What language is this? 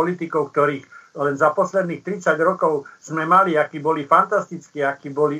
Slovak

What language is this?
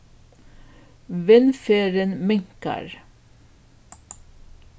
Faroese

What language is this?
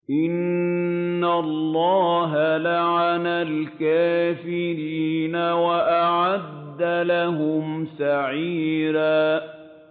Arabic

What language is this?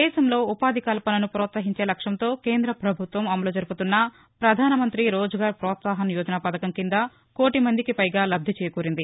Telugu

